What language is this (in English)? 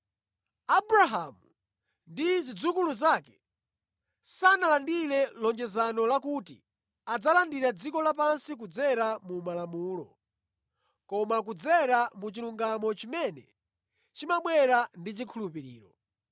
Nyanja